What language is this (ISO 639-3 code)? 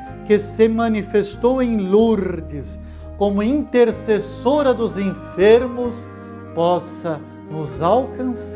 por